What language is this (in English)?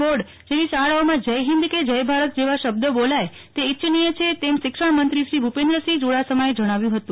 Gujarati